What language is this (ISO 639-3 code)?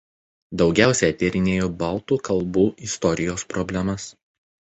lit